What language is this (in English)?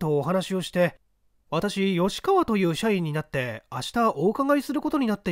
Japanese